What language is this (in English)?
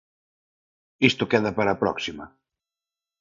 Galician